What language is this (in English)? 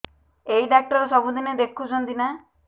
Odia